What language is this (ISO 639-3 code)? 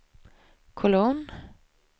swe